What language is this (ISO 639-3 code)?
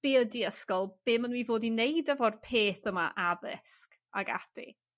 cym